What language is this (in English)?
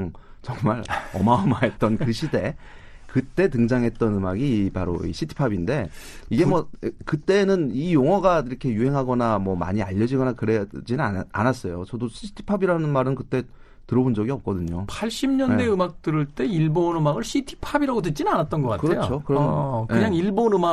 Korean